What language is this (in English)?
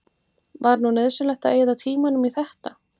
Icelandic